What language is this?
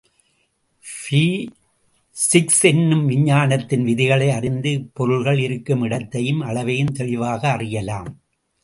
Tamil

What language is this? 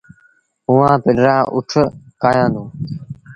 Sindhi Bhil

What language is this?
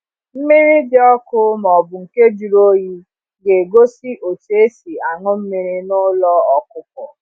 Igbo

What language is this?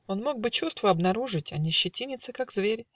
Russian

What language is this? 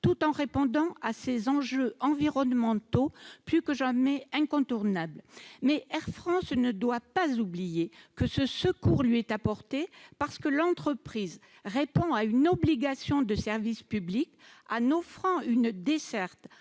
French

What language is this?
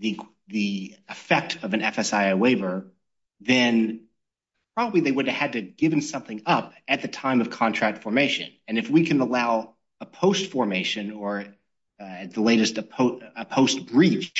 English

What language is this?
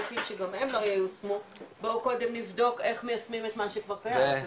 Hebrew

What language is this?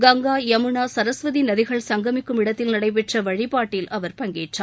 Tamil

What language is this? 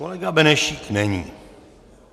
Czech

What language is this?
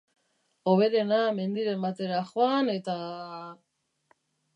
Basque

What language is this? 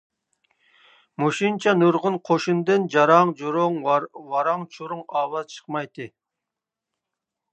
Uyghur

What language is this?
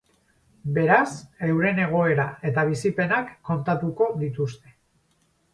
Basque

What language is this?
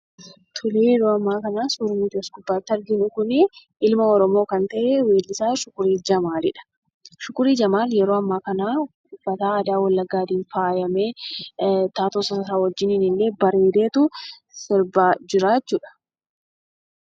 Oromo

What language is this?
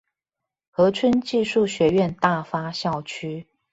Chinese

